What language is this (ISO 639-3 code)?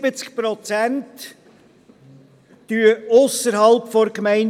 gsw